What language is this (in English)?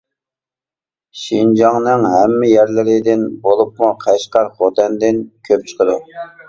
Uyghur